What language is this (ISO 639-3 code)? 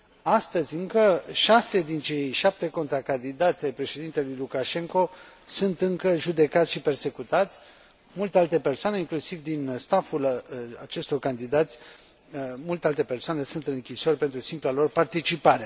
ron